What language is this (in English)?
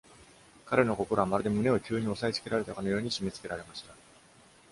Japanese